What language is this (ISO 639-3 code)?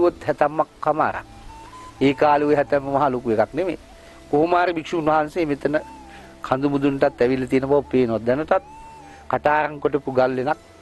hin